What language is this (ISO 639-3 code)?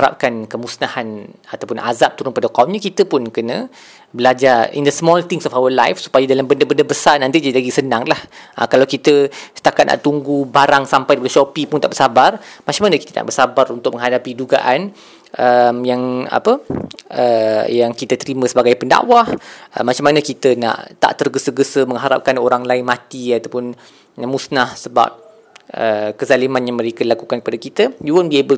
msa